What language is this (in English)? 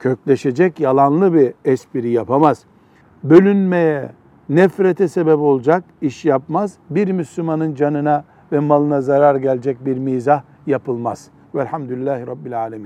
Turkish